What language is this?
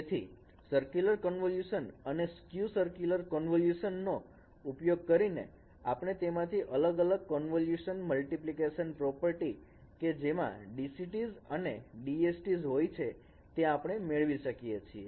Gujarati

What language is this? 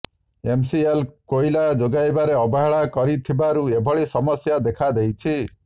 Odia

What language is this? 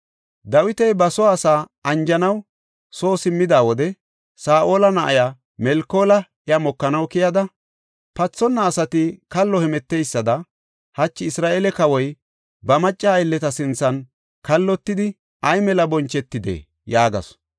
Gofa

